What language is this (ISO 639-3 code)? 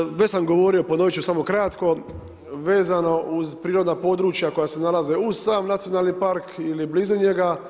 hrv